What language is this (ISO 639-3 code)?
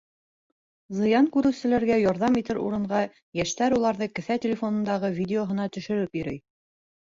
bak